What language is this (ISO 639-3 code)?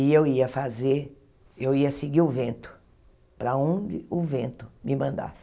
por